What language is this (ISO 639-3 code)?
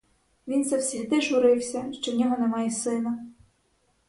ukr